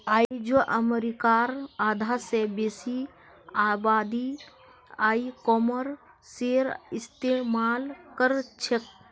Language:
Magahi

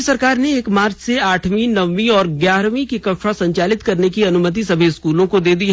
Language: Hindi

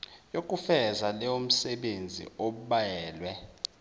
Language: Zulu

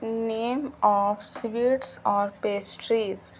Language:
Urdu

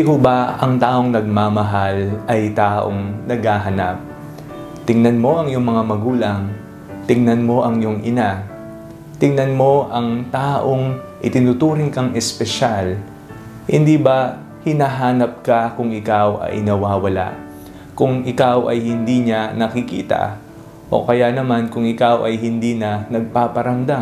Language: Filipino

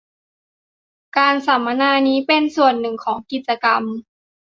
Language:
Thai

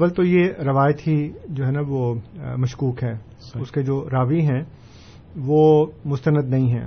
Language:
Urdu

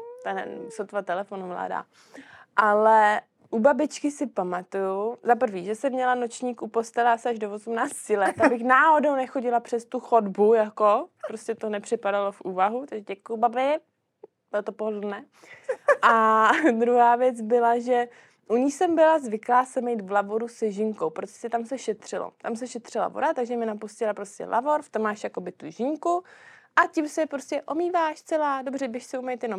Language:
Czech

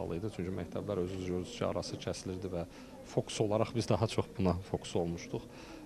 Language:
Turkish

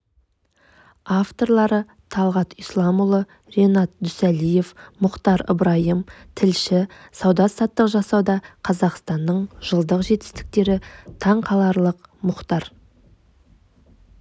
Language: Kazakh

